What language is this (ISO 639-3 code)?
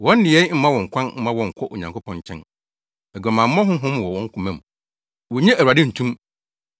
aka